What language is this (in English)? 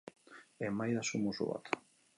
Basque